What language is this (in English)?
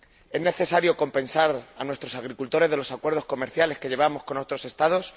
Spanish